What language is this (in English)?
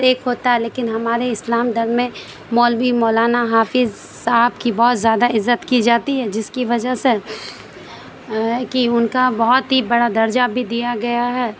Urdu